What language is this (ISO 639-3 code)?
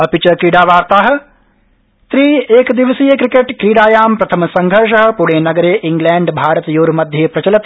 san